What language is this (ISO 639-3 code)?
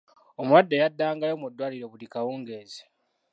lug